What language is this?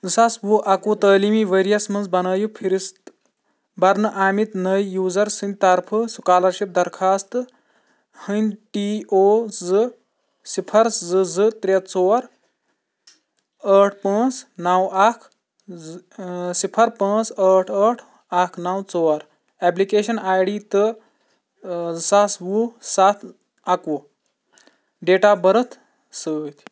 Kashmiri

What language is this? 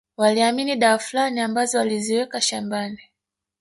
Swahili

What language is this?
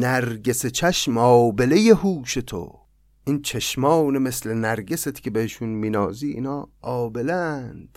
Persian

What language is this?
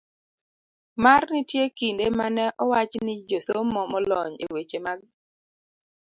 Luo (Kenya and Tanzania)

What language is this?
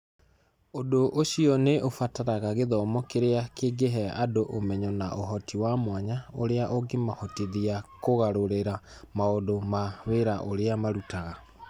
Kikuyu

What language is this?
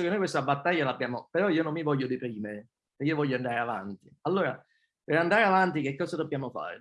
Italian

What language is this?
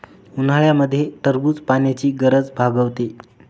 Marathi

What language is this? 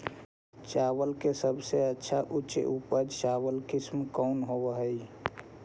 Magahi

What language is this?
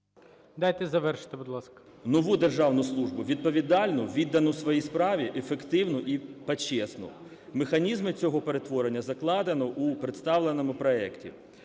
Ukrainian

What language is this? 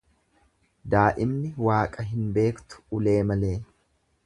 Oromo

